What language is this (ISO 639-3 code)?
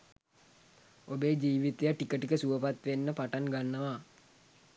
sin